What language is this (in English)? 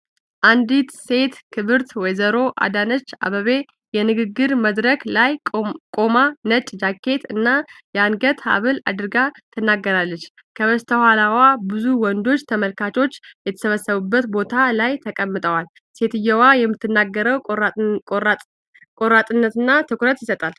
Amharic